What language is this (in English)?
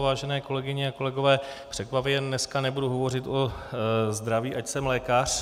Czech